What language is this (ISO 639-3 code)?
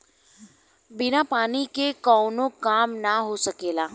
bho